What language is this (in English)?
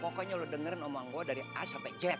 Indonesian